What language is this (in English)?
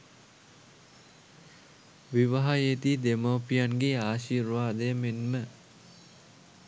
Sinhala